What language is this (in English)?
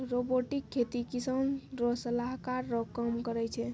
Maithili